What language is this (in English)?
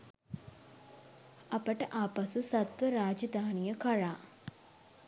Sinhala